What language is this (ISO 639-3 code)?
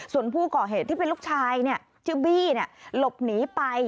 tha